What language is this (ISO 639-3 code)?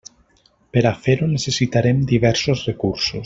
cat